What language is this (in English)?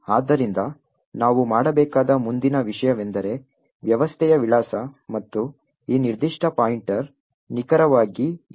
Kannada